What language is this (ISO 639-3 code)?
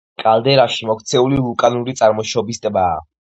kat